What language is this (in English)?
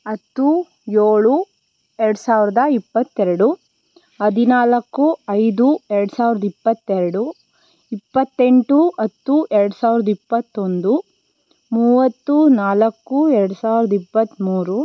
Kannada